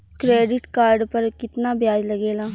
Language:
Bhojpuri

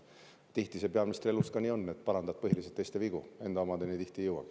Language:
Estonian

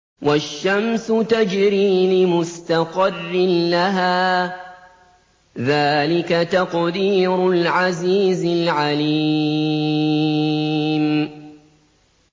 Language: Arabic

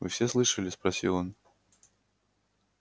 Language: Russian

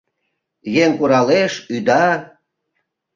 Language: Mari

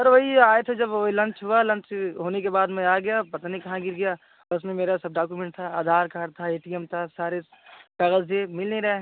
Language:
Hindi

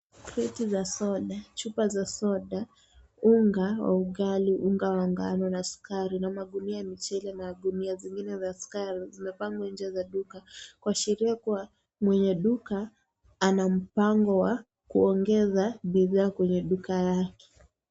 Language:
Swahili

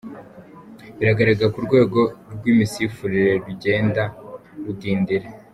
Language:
Kinyarwanda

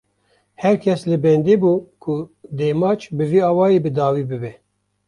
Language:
Kurdish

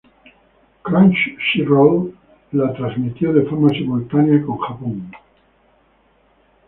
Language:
Spanish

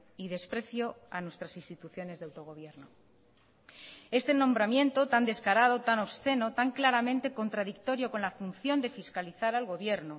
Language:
Spanish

